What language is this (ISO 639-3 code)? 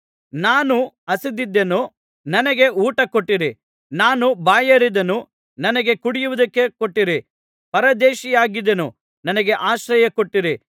kan